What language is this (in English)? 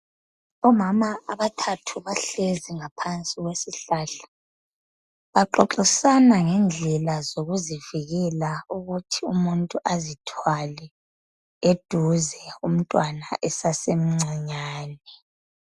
North Ndebele